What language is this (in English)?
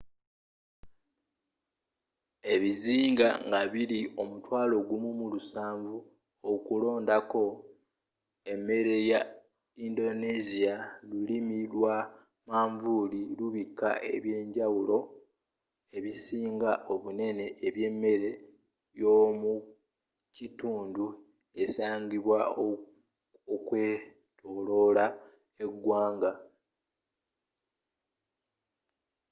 Ganda